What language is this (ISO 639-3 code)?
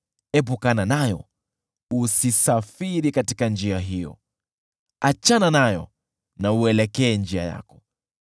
swa